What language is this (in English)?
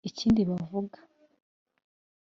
Kinyarwanda